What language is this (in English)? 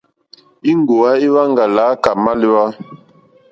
Mokpwe